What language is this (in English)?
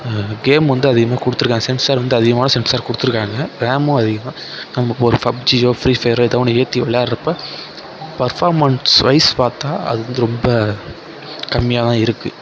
Tamil